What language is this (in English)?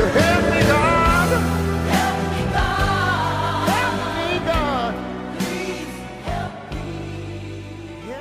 Persian